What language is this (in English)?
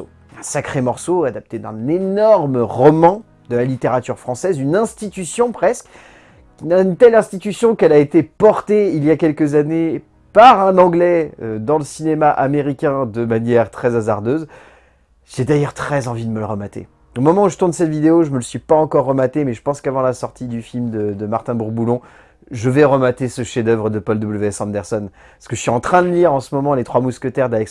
French